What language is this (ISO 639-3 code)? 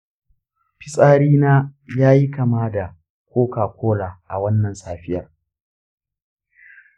hau